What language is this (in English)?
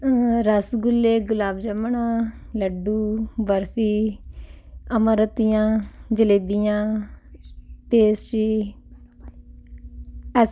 Punjabi